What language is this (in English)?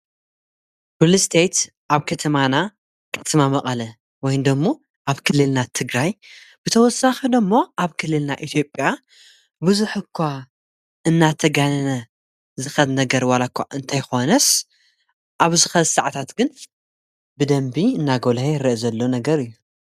Tigrinya